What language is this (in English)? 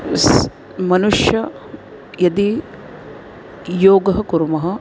Sanskrit